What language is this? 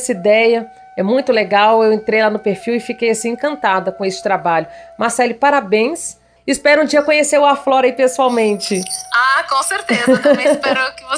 Portuguese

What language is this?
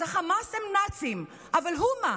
Hebrew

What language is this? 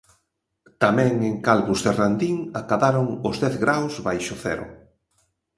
Galician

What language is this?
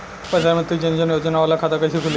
Bhojpuri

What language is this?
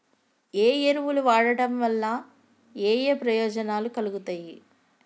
Telugu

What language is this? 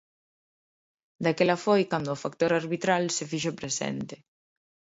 Galician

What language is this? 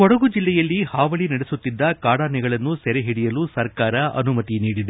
Kannada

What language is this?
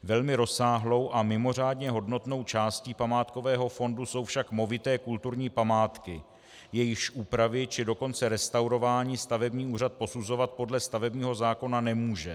Czech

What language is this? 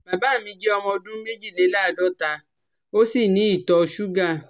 Yoruba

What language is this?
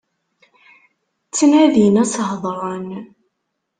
Kabyle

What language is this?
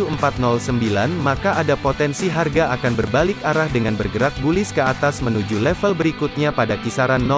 Indonesian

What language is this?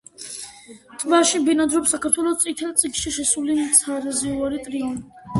Georgian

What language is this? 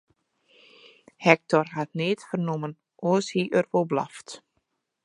Western Frisian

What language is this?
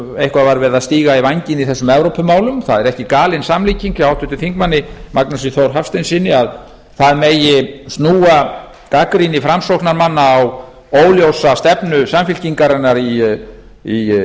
Icelandic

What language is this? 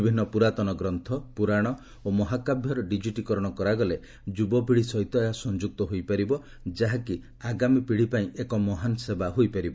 Odia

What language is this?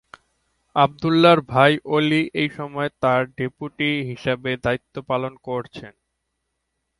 Bangla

